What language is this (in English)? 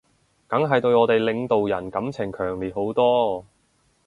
Cantonese